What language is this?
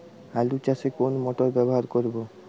Bangla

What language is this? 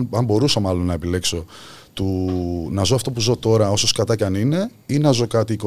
Greek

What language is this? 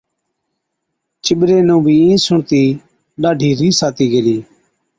Od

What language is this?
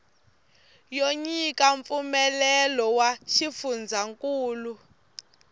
Tsonga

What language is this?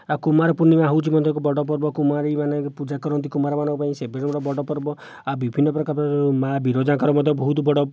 Odia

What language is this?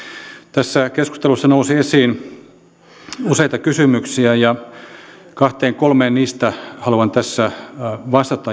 Finnish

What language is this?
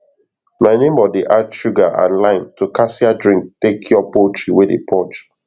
Nigerian Pidgin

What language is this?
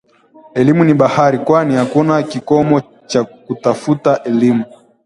Swahili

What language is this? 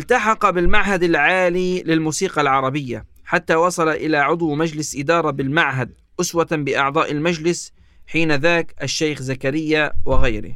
Arabic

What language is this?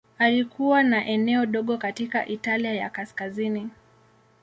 Swahili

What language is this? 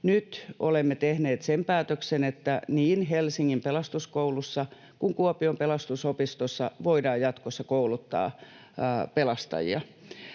Finnish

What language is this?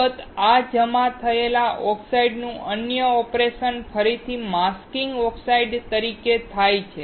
Gujarati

